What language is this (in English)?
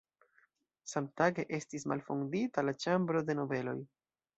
Esperanto